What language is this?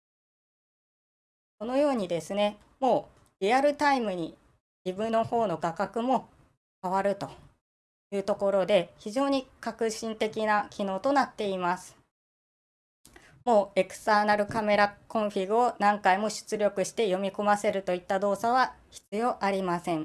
Japanese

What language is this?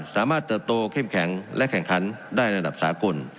Thai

